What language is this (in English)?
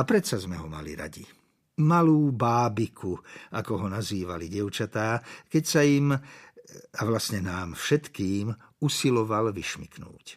Slovak